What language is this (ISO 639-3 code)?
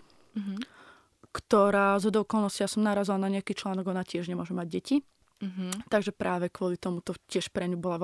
slk